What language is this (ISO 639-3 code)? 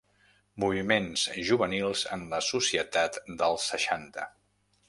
cat